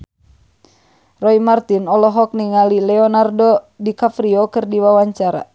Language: Sundanese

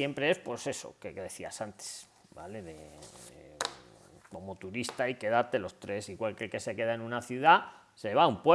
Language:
Spanish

